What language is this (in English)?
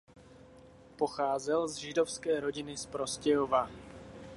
Czech